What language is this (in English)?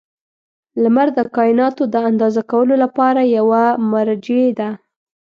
Pashto